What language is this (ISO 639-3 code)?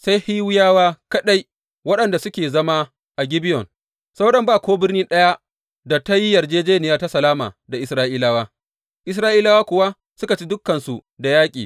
hau